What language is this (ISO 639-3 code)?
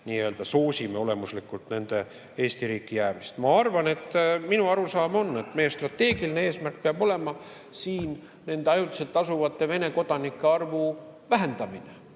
est